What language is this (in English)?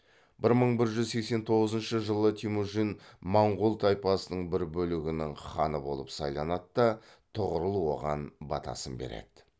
Kazakh